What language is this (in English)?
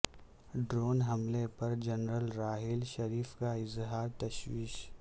Urdu